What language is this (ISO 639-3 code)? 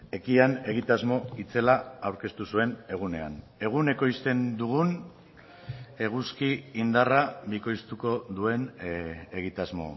eus